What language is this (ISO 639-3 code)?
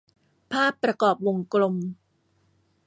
tha